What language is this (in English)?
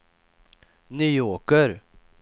Swedish